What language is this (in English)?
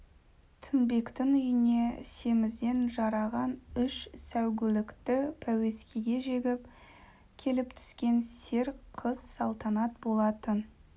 Kazakh